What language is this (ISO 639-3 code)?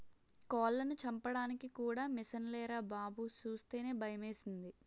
tel